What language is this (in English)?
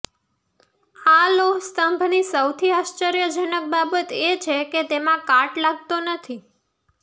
Gujarati